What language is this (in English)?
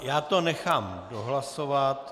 Czech